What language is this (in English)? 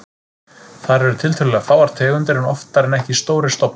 Icelandic